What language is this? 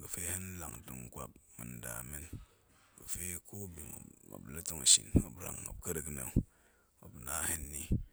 Goemai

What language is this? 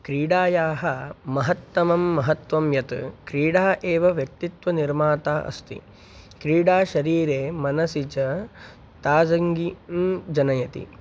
Sanskrit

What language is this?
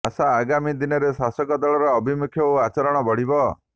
Odia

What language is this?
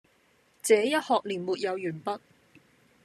Cantonese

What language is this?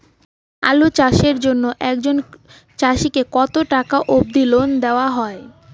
Bangla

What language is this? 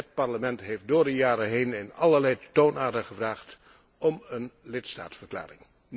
Dutch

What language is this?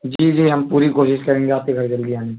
Urdu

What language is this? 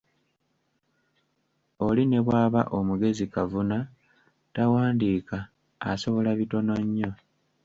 Ganda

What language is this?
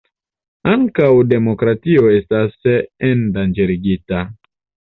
Esperanto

